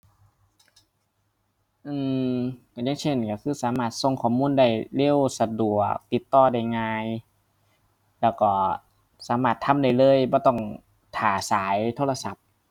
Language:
Thai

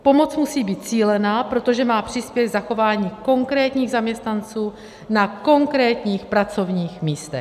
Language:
Czech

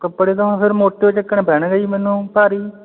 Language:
Punjabi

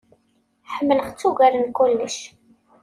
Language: Kabyle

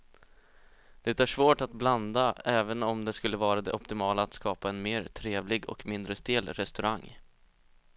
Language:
Swedish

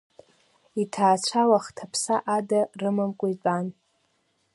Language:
Abkhazian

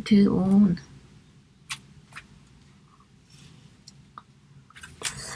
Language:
Korean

